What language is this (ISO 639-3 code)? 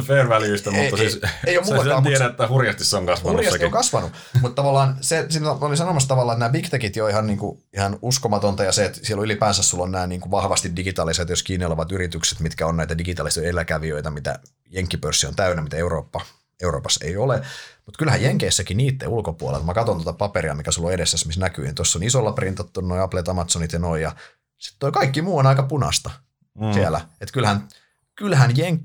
fin